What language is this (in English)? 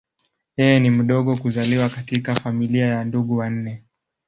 Swahili